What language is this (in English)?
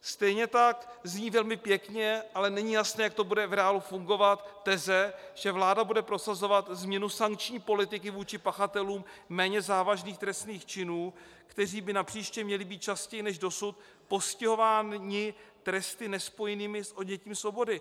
Czech